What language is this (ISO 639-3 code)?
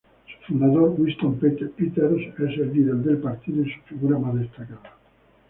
spa